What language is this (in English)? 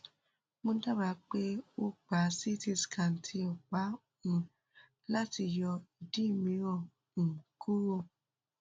Yoruba